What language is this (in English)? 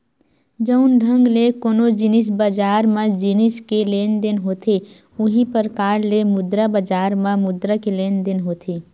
Chhattisgarhi